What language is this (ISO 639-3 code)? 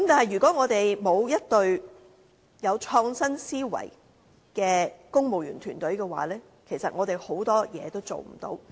yue